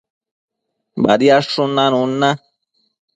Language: Matsés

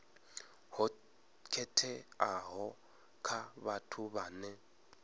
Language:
Venda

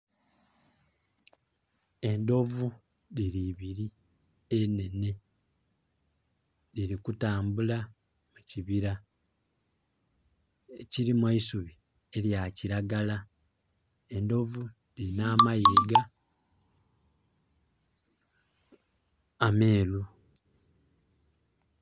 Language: Soga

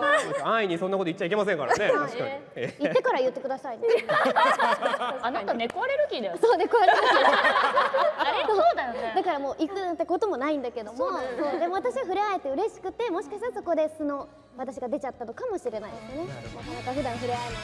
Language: Japanese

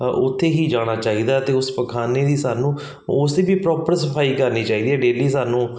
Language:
Punjabi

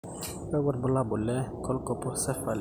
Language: Masai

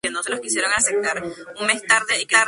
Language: Spanish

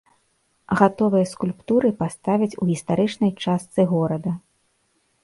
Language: Belarusian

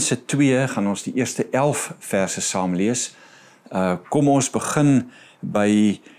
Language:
Dutch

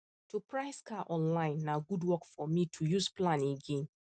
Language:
Nigerian Pidgin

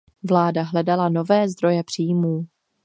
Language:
Czech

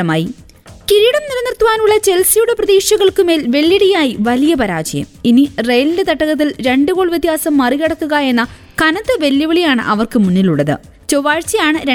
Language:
Malayalam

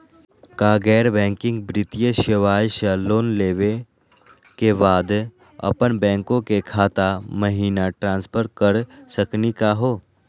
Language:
Magahi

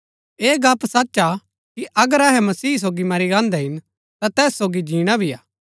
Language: Gaddi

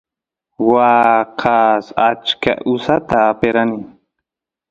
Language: Santiago del Estero Quichua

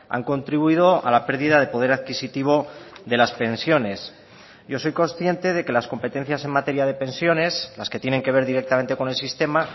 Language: Spanish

